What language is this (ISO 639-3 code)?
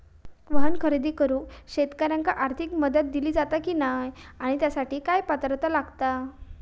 mar